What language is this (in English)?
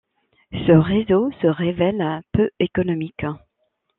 French